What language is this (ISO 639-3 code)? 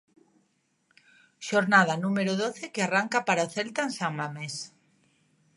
glg